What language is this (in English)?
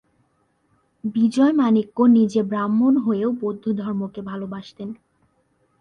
Bangla